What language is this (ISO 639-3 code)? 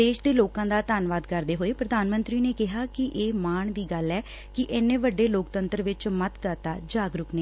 pan